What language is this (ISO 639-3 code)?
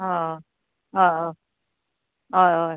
kok